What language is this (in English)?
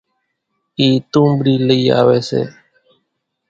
Kachi Koli